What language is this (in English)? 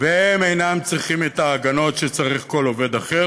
Hebrew